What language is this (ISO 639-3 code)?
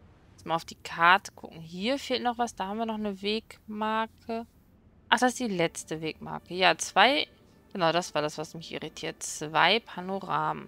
deu